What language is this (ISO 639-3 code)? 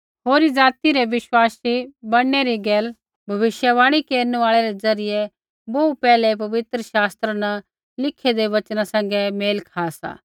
kfx